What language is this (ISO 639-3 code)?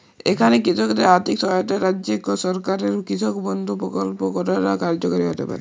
ben